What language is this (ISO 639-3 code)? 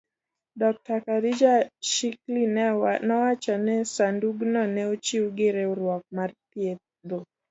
luo